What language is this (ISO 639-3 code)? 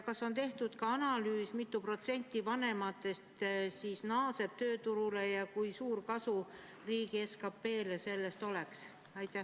est